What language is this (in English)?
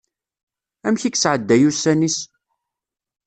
Kabyle